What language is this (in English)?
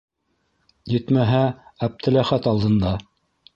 Bashkir